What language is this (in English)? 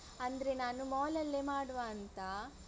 Kannada